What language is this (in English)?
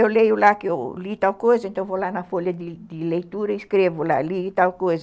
Portuguese